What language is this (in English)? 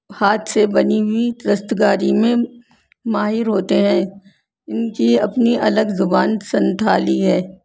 Urdu